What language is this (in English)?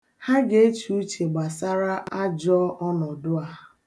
Igbo